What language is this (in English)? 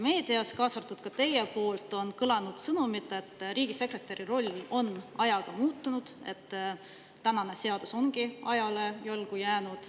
Estonian